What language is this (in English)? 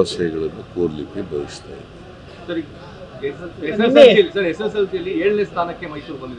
Kannada